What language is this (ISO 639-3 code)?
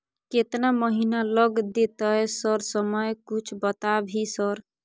mai